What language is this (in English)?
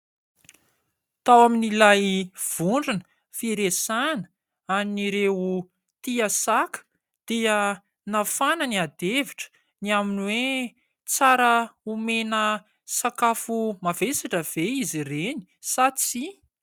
Malagasy